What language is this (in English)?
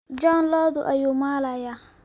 Somali